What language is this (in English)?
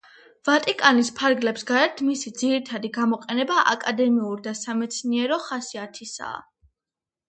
Georgian